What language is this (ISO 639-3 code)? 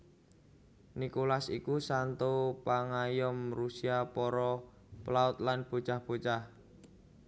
jav